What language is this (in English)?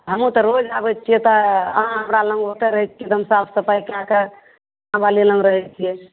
Maithili